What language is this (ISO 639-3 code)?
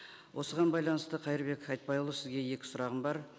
kaz